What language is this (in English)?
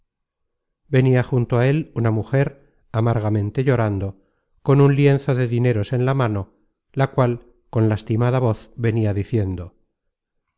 Spanish